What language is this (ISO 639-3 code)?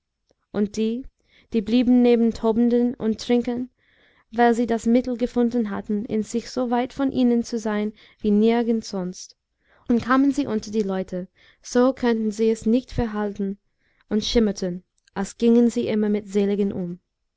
deu